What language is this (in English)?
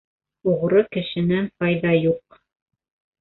Bashkir